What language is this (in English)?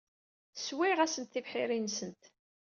Kabyle